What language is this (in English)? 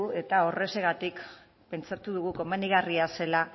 Basque